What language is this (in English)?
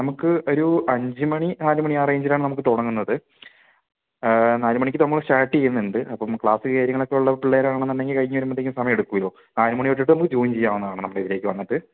Malayalam